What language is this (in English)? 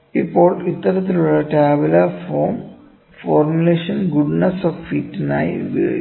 Malayalam